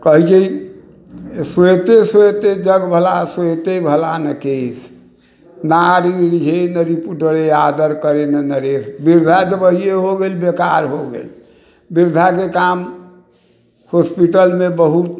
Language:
Maithili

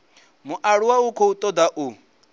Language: Venda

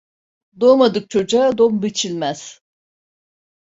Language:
Turkish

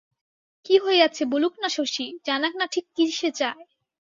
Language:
Bangla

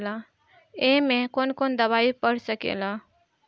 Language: Bhojpuri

